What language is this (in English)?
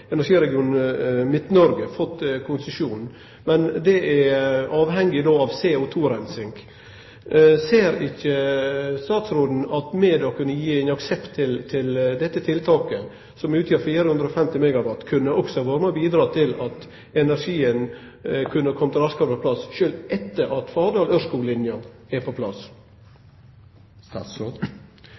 Norwegian Nynorsk